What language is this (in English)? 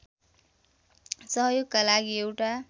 Nepali